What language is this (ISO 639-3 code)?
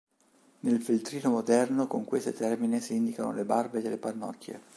ita